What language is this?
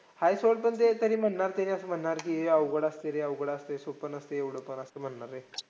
Marathi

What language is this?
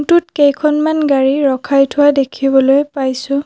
Assamese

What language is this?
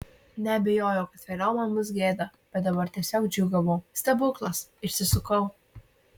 Lithuanian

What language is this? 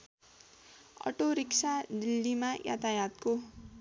Nepali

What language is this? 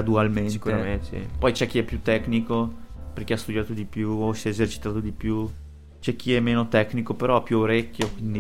Italian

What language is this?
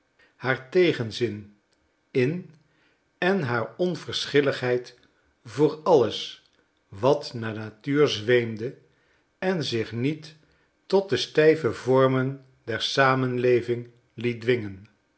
Dutch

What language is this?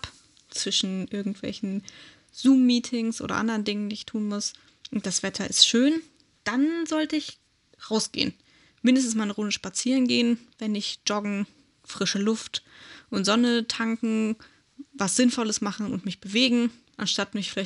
German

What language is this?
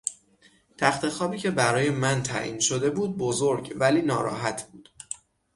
Persian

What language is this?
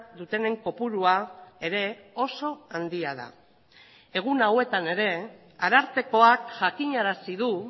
Basque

